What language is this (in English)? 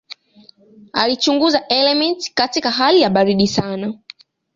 Swahili